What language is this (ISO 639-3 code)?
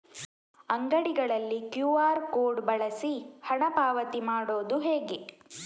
kan